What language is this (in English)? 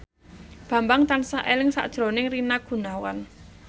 Javanese